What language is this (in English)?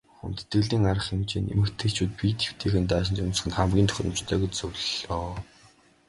Mongolian